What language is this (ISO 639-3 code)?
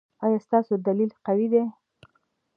pus